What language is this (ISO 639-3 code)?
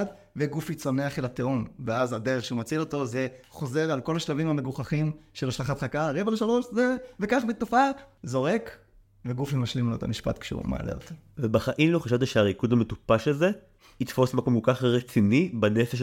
heb